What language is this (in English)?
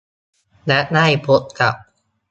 Thai